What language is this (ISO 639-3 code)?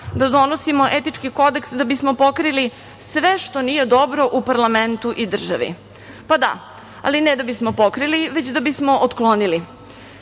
srp